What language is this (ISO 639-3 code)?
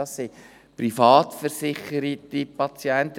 gsw